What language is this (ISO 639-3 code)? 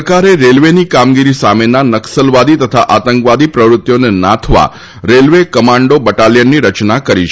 guj